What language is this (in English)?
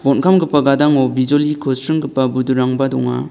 Garo